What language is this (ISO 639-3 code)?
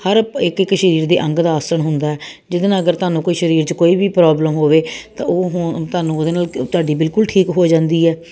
pan